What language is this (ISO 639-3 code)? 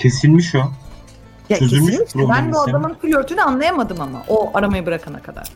tur